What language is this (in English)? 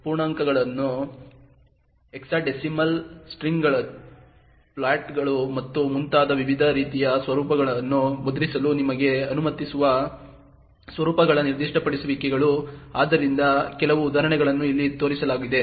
Kannada